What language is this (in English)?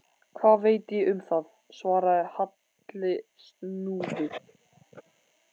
Icelandic